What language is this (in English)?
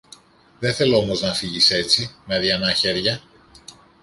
Greek